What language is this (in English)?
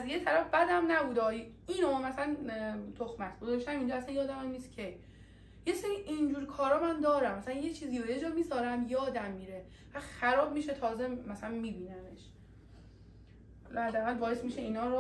Persian